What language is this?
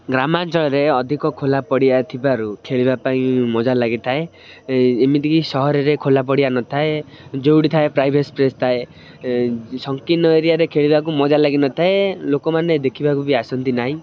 Odia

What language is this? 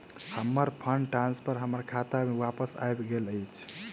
Maithili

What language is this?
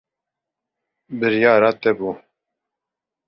Kurdish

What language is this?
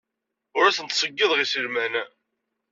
Kabyle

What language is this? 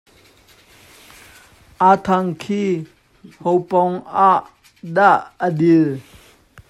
Hakha Chin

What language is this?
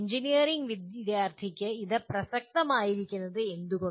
Malayalam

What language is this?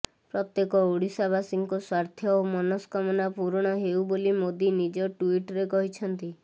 Odia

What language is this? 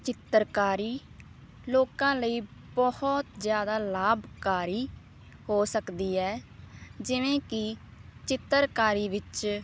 Punjabi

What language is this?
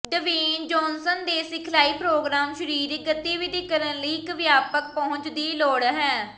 Punjabi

